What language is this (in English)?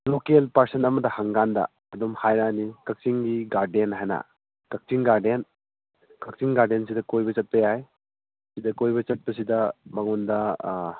Manipuri